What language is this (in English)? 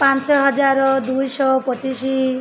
Odia